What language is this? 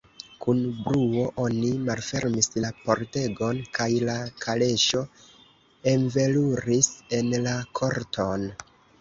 Esperanto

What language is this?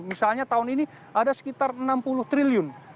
Indonesian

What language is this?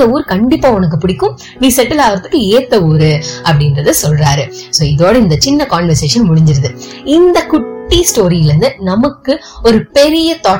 Tamil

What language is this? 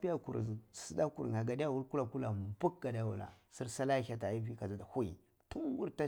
Cibak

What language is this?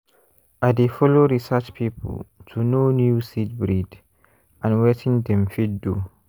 Nigerian Pidgin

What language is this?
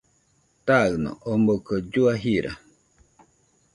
Nüpode Huitoto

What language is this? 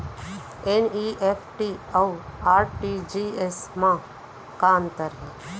Chhattisgarhi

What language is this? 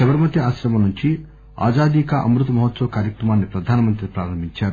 Telugu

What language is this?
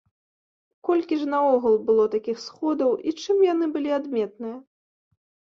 Belarusian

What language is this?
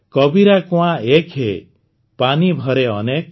Odia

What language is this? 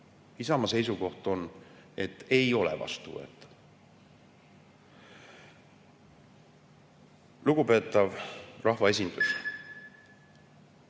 Estonian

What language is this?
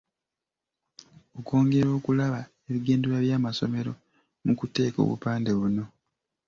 Ganda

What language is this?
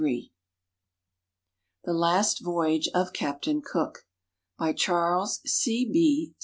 English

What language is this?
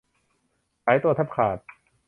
Thai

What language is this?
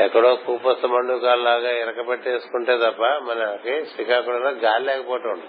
Telugu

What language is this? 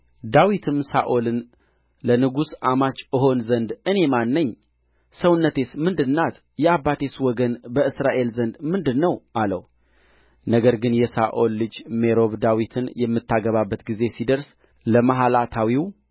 Amharic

